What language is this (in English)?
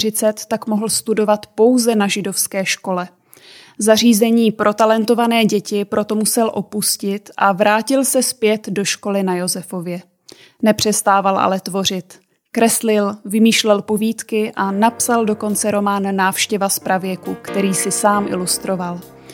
Czech